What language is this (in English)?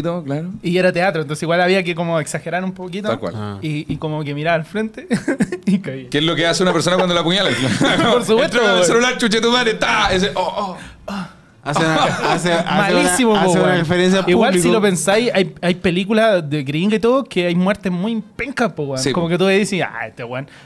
Spanish